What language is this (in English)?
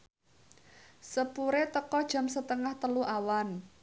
Javanese